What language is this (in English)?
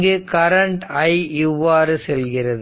Tamil